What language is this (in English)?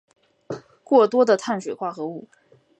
Chinese